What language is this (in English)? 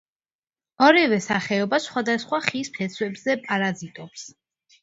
Georgian